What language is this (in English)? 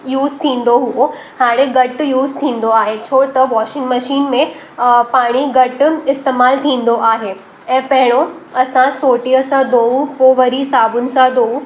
Sindhi